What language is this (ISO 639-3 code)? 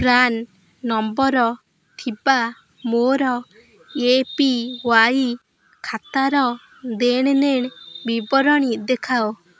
ori